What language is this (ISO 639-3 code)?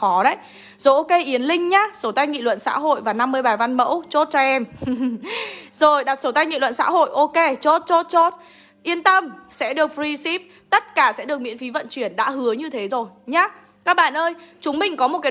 vie